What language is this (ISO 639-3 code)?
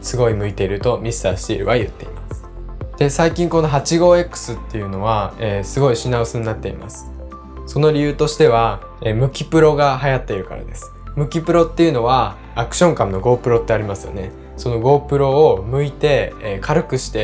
jpn